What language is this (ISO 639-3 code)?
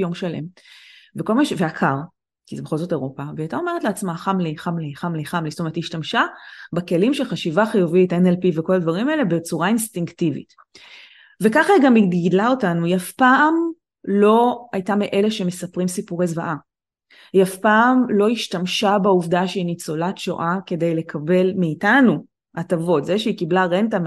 heb